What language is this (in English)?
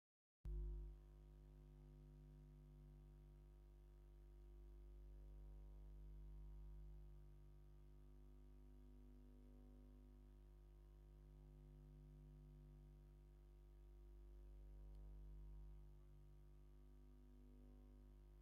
Tigrinya